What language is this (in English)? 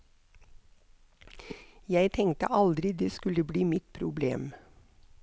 Norwegian